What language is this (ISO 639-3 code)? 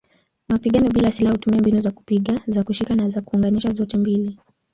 swa